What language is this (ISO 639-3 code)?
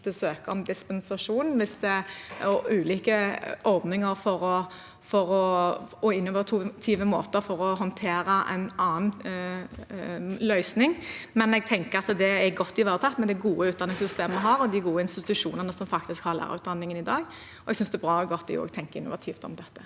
nor